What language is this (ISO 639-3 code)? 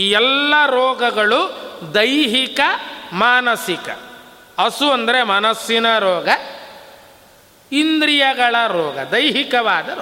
kan